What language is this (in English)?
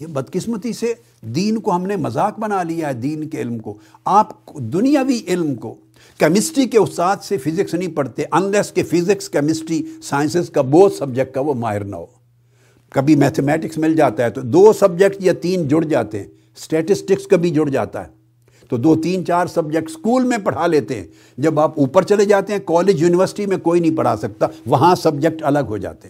Urdu